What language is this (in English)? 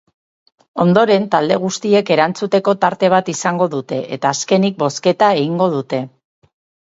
Basque